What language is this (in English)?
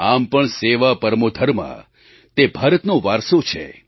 Gujarati